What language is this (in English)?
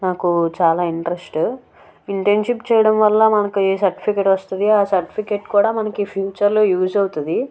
Telugu